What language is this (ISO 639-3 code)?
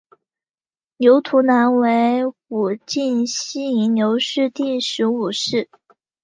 zho